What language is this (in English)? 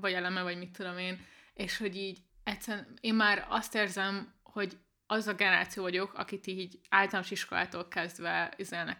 Hungarian